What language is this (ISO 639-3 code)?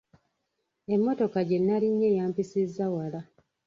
lug